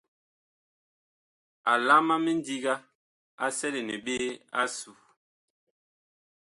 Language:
Bakoko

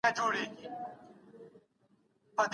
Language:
Pashto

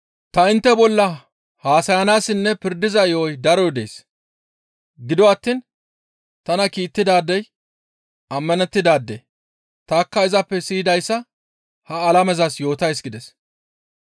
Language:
Gamo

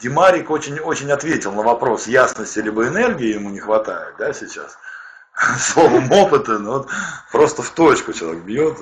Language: Russian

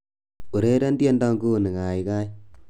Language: Kalenjin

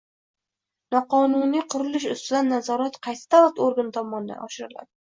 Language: Uzbek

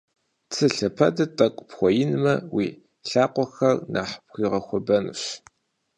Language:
Kabardian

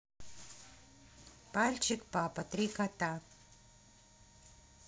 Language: Russian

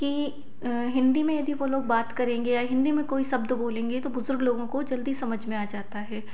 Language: Hindi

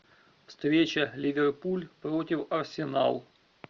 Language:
Russian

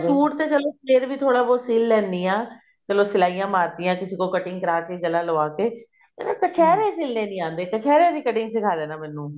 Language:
Punjabi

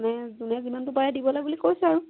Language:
Assamese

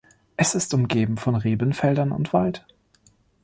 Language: German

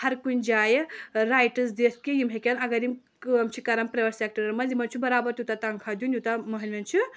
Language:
Kashmiri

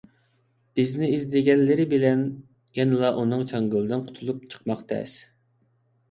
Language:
Uyghur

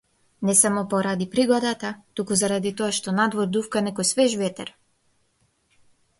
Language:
Macedonian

